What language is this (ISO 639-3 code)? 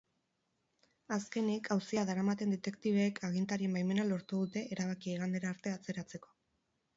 eus